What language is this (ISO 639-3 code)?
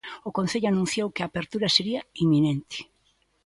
glg